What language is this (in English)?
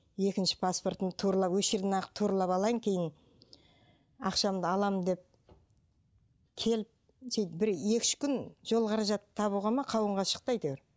Kazakh